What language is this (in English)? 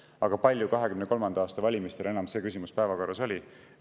Estonian